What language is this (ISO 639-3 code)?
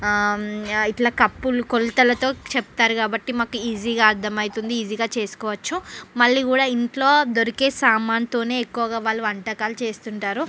tel